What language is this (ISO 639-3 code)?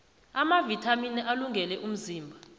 nbl